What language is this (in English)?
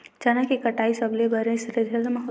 Chhattisgarhi